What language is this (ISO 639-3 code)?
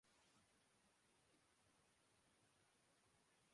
urd